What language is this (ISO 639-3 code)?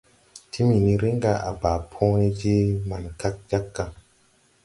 tui